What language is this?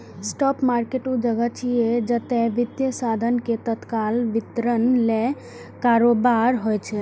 Maithili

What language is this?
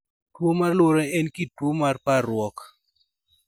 Luo (Kenya and Tanzania)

